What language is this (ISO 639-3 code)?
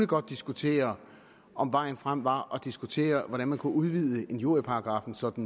dan